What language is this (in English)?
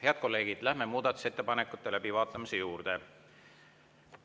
Estonian